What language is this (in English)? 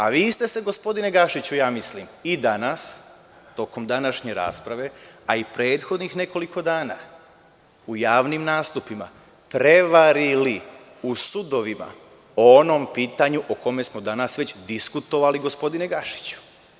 Serbian